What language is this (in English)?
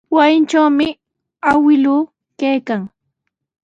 Sihuas Ancash Quechua